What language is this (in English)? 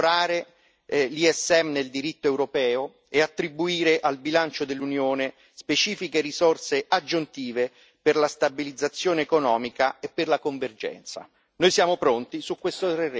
Italian